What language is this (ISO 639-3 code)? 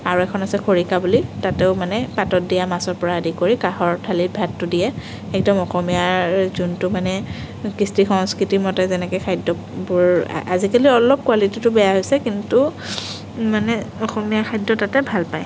asm